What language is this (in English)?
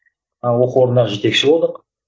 Kazakh